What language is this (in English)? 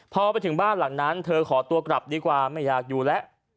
Thai